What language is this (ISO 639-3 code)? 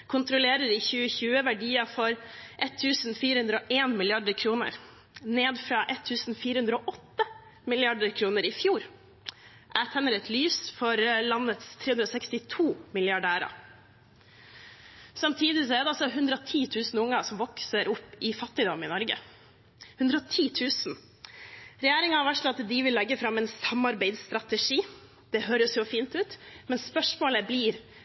nob